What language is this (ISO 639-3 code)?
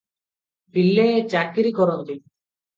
ori